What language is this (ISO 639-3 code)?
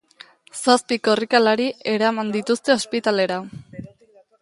eus